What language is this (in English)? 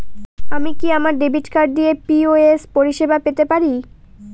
Bangla